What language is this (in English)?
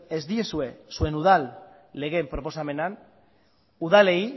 Basque